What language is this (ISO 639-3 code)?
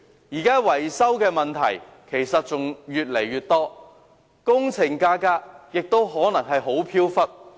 yue